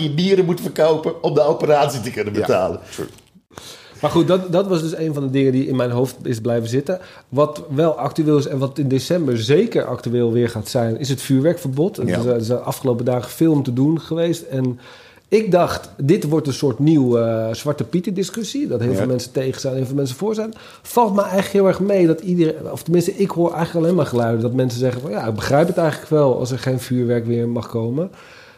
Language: Dutch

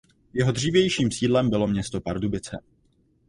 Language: Czech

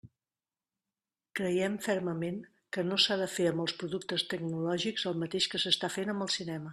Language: Catalan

